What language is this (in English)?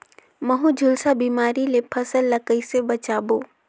Chhattisgarhi